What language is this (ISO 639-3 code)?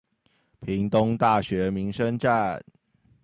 zho